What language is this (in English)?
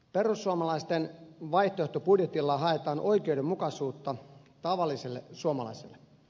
Finnish